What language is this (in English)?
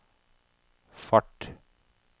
Norwegian